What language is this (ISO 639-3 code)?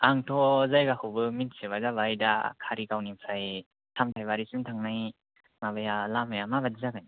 brx